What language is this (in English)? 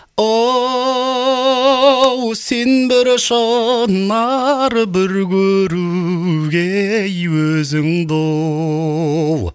Kazakh